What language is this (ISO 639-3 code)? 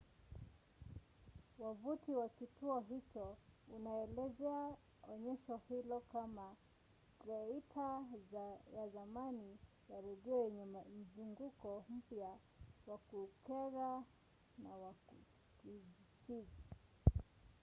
swa